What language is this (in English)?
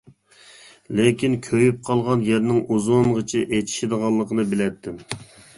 Uyghur